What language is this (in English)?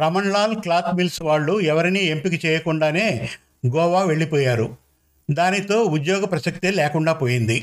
Telugu